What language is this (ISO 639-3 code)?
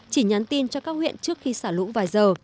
vie